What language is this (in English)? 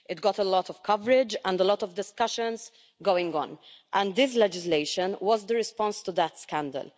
English